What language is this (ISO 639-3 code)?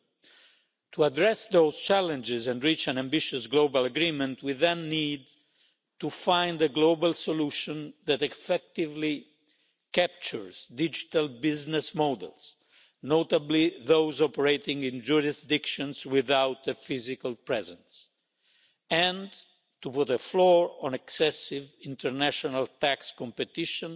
eng